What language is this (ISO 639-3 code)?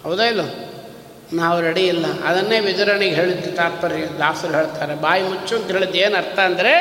kan